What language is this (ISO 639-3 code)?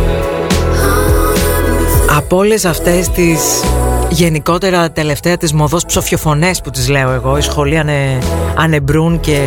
ell